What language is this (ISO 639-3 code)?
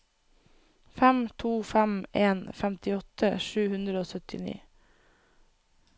nor